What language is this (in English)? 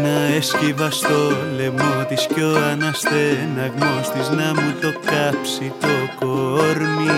Greek